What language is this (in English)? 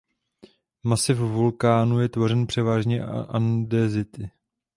Czech